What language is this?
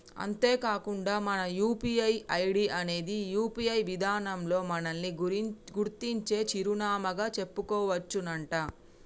Telugu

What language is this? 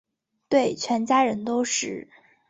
Chinese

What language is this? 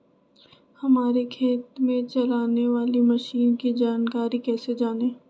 Magahi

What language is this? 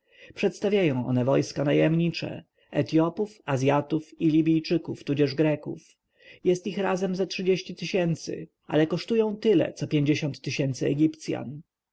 Polish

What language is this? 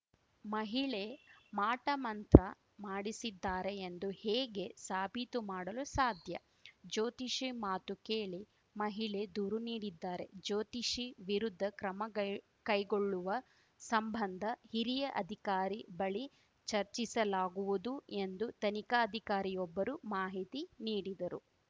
Kannada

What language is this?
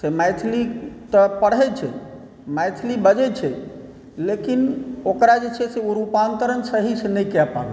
Maithili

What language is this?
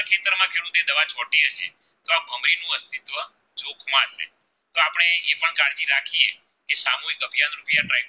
Gujarati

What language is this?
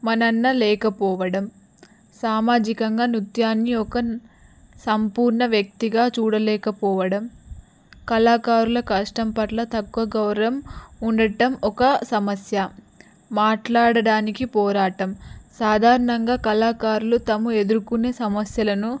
Telugu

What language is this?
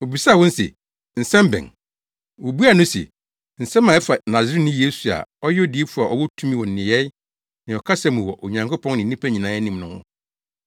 Akan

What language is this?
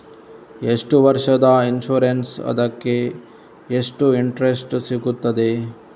Kannada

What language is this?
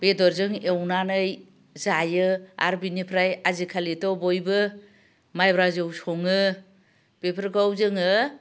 Bodo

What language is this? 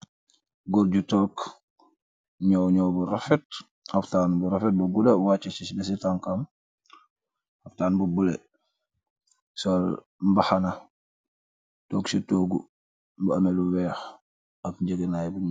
Wolof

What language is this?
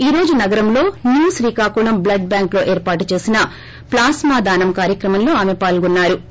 Telugu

